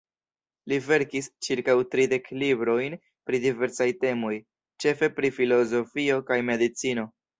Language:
Esperanto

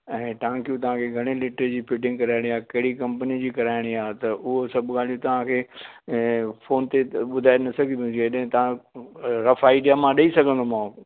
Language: Sindhi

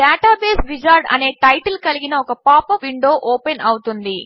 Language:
Telugu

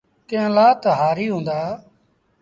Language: Sindhi Bhil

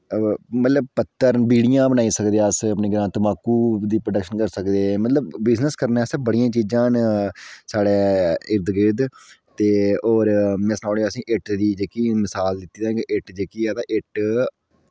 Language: Dogri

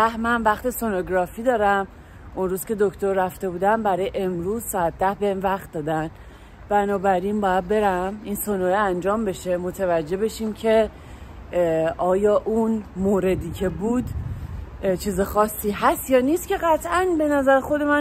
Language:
Persian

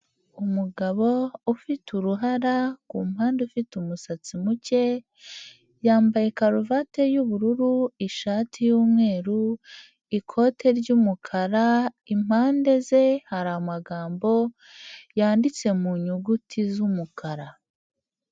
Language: Kinyarwanda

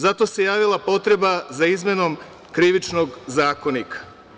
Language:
Serbian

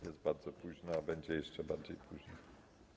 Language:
Polish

